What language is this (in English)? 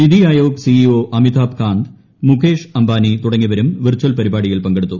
Malayalam